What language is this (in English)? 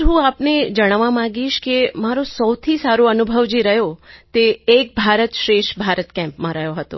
Gujarati